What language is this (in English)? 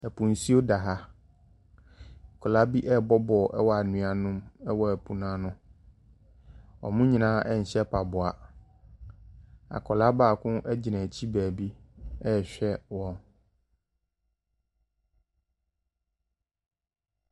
Akan